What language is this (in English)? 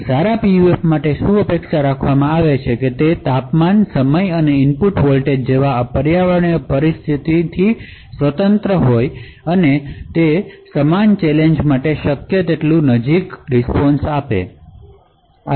Gujarati